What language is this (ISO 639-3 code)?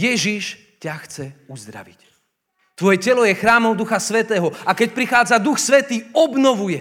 slk